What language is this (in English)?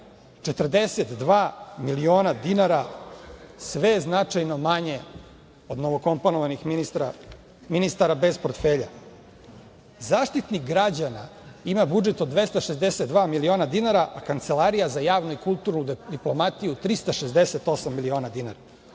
Serbian